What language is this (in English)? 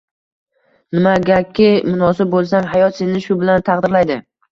Uzbek